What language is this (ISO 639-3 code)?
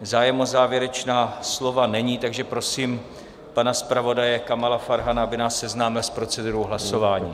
ces